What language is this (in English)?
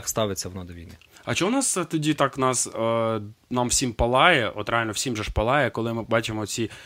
Ukrainian